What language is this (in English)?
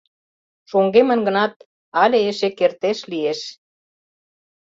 Mari